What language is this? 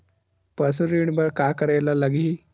Chhattisgarhi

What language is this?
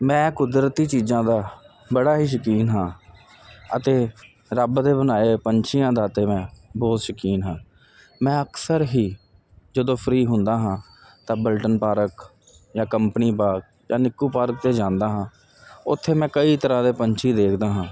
Punjabi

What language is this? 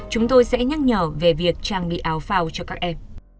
Vietnamese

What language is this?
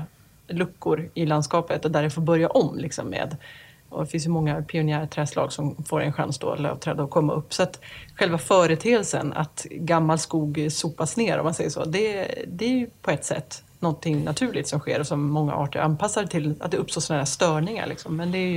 Swedish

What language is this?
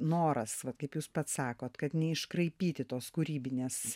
Lithuanian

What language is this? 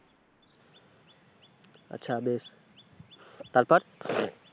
Bangla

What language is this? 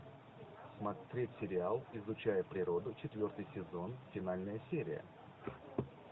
Russian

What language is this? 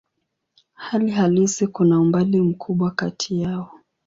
Swahili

